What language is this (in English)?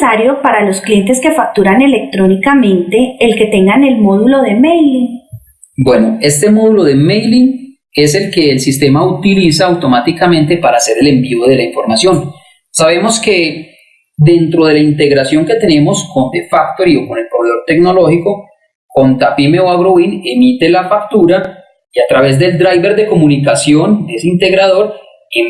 Spanish